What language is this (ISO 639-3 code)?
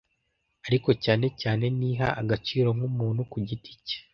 kin